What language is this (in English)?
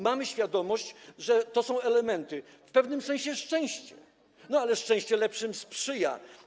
Polish